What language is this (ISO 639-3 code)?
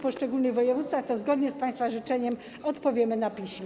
pol